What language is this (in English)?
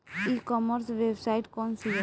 Bhojpuri